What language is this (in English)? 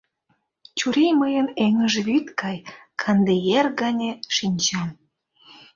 Mari